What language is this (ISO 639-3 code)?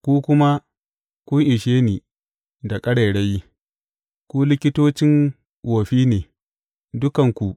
hau